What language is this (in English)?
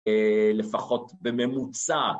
Hebrew